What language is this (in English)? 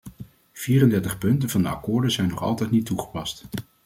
Dutch